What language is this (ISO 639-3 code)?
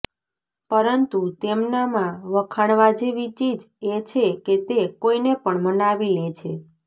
guj